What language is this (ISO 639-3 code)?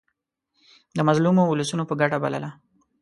pus